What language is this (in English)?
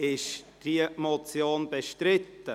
Swiss German